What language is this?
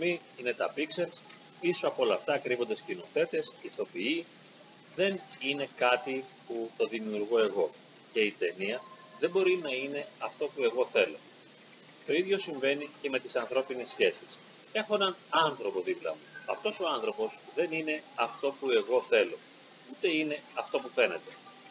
Greek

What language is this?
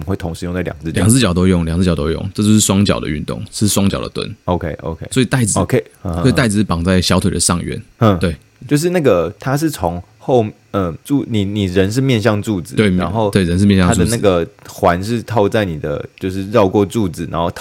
Chinese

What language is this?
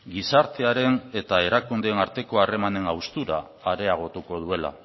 Basque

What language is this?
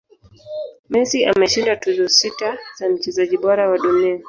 Swahili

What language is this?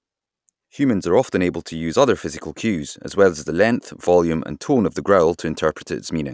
English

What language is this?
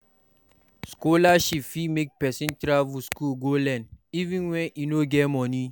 Nigerian Pidgin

